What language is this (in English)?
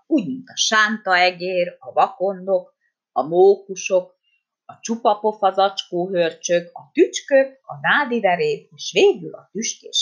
Hungarian